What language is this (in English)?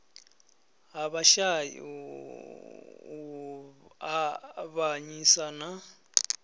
Venda